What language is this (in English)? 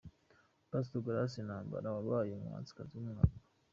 Kinyarwanda